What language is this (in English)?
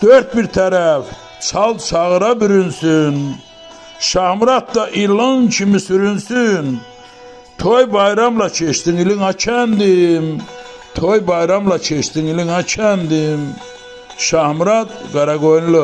Turkish